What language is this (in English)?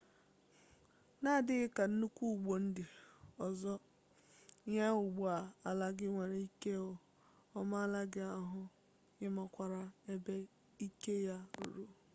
Igbo